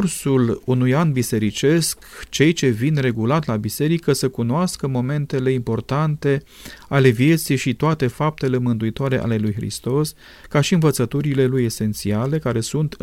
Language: Romanian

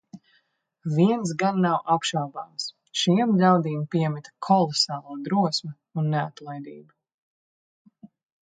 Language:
Latvian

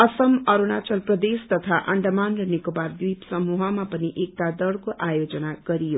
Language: Nepali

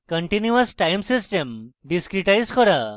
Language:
Bangla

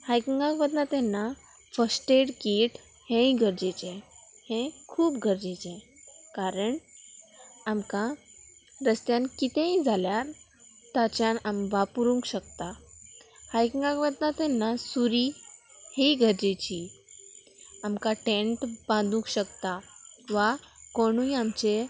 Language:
Konkani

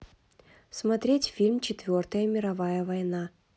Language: Russian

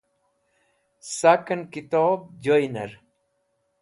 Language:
Wakhi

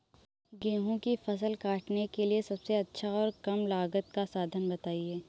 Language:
Hindi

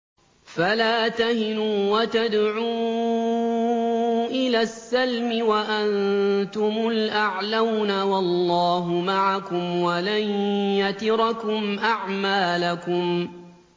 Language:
Arabic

